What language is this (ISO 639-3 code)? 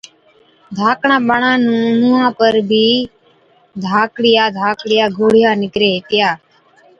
odk